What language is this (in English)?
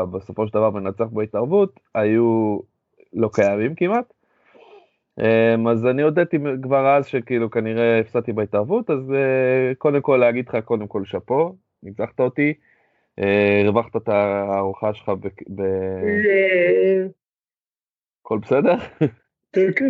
Hebrew